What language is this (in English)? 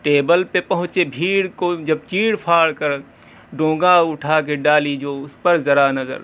Urdu